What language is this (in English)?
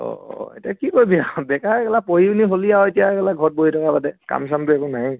Assamese